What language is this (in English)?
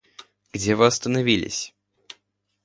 Russian